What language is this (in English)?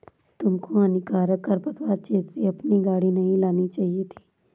Hindi